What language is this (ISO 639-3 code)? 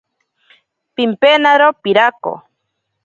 prq